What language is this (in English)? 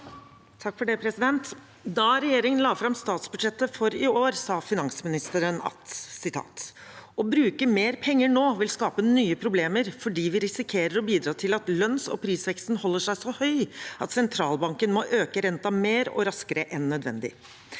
Norwegian